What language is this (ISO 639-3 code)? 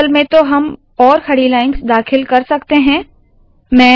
hin